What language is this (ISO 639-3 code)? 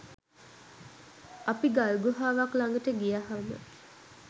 sin